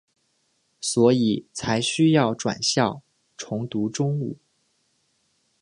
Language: Chinese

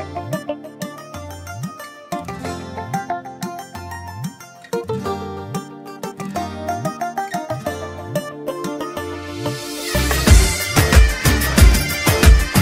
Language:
Romanian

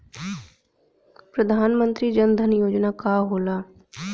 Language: Bhojpuri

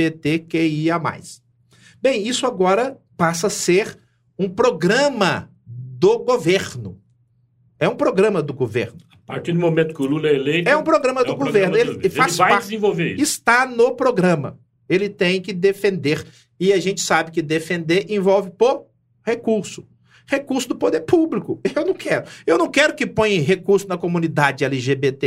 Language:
Portuguese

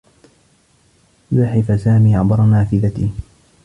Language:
Arabic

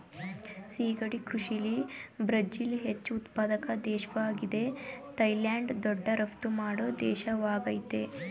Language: Kannada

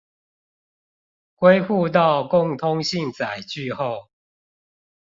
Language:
Chinese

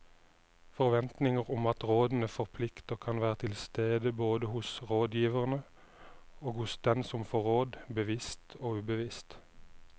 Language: Norwegian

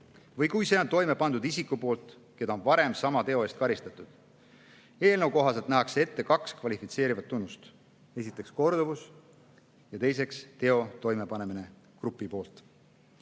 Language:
Estonian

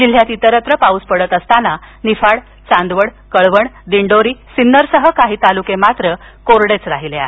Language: Marathi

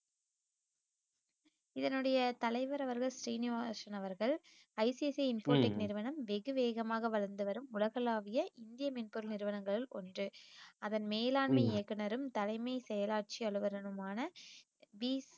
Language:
Tamil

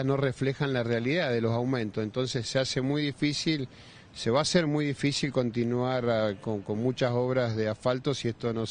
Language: Spanish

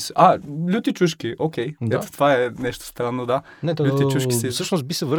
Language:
Bulgarian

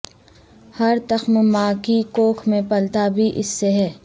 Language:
Urdu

